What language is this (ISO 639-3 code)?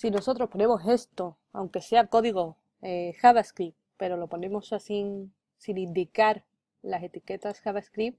spa